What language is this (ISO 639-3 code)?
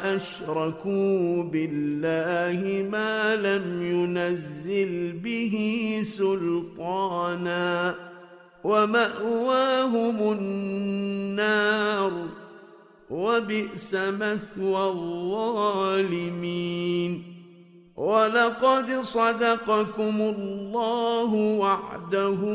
ara